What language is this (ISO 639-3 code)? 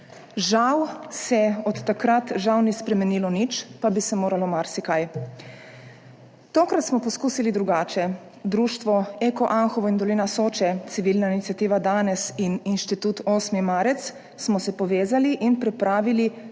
slv